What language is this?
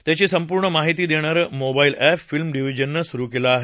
Marathi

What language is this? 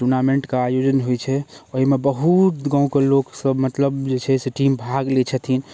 Maithili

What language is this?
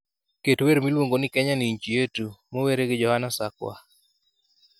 Luo (Kenya and Tanzania)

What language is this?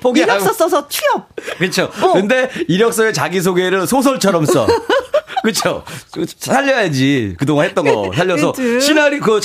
Korean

